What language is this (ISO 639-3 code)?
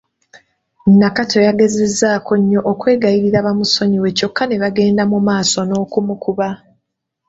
lug